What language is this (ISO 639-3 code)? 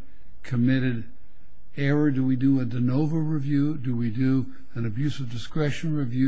eng